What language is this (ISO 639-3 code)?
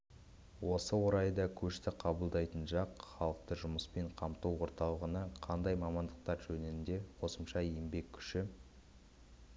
kaz